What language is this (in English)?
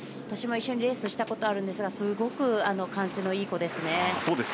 Japanese